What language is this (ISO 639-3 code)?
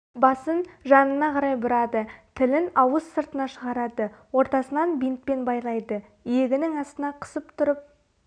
kaz